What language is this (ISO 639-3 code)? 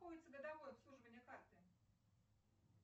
rus